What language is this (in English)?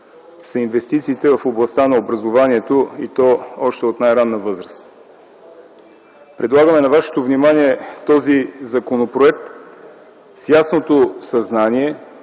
Bulgarian